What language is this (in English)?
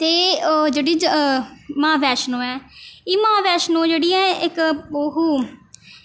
Dogri